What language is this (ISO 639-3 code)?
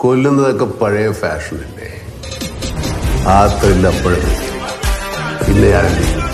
tha